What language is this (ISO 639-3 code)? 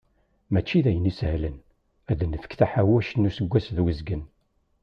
kab